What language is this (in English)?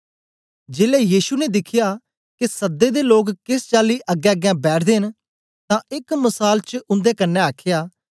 Dogri